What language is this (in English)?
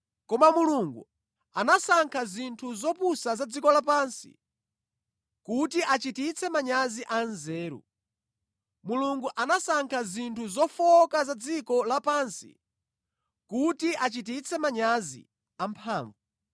Nyanja